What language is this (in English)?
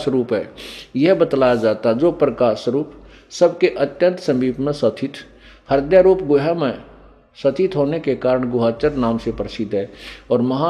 Hindi